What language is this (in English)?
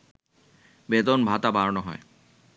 Bangla